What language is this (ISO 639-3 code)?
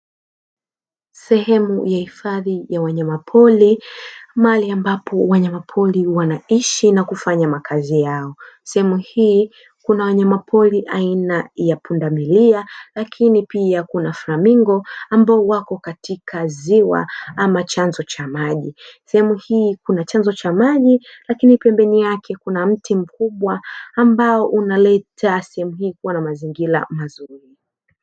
swa